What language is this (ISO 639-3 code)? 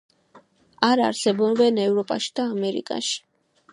kat